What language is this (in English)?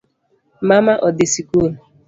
Luo (Kenya and Tanzania)